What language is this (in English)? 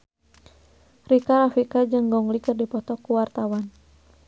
Sundanese